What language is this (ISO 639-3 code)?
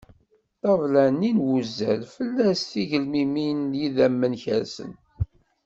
kab